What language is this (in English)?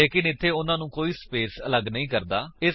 Punjabi